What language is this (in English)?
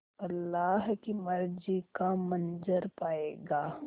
Hindi